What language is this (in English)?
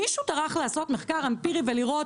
Hebrew